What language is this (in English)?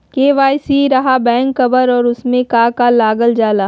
Magahi